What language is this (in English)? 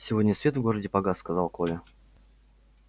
Russian